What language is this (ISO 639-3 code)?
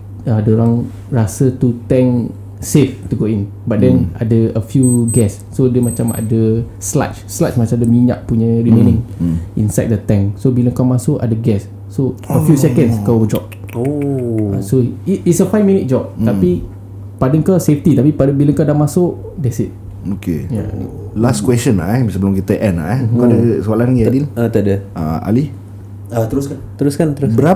msa